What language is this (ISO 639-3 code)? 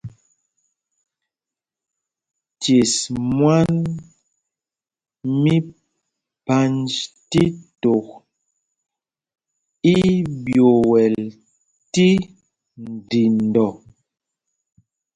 mgg